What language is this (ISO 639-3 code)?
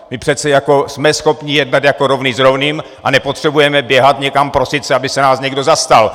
ces